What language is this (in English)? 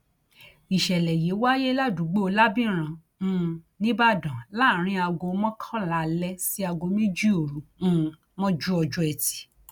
Yoruba